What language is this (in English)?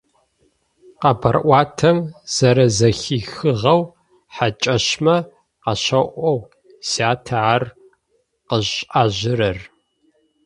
Adyghe